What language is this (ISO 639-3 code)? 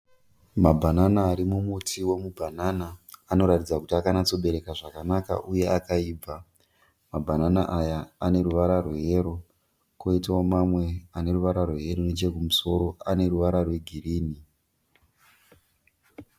sna